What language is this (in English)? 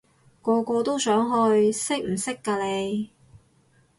Cantonese